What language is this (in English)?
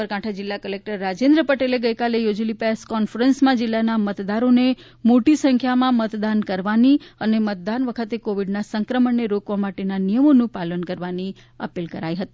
Gujarati